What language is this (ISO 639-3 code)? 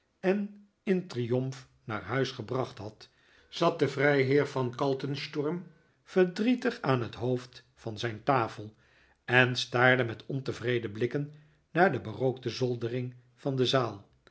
nld